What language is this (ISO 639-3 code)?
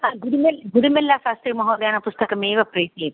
san